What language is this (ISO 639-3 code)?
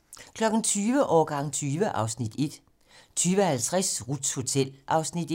dan